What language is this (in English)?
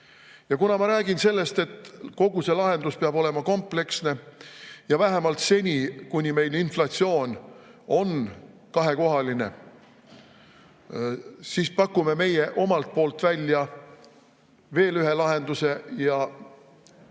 Estonian